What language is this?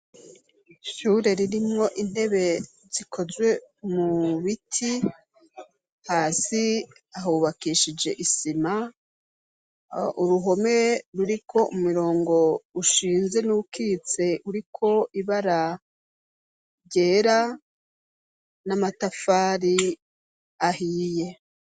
Rundi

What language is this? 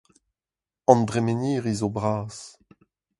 Breton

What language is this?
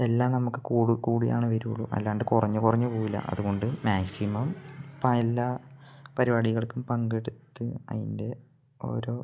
Malayalam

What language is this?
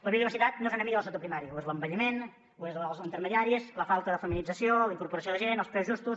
Catalan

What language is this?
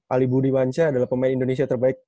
Indonesian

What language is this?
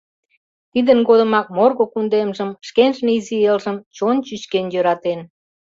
Mari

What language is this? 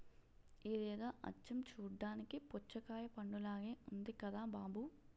Telugu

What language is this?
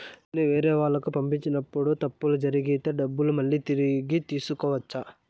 Telugu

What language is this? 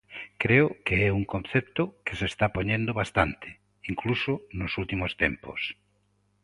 Galician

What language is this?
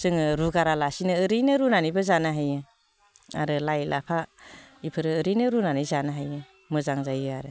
Bodo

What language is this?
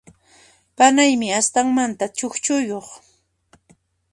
Puno Quechua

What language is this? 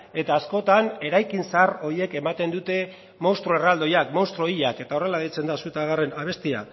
Basque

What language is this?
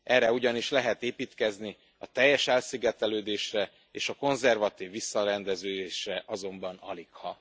Hungarian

